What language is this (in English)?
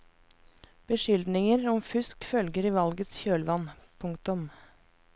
Norwegian